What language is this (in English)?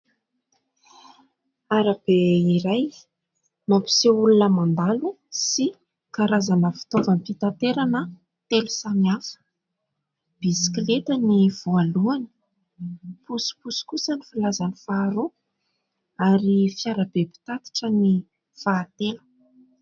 Malagasy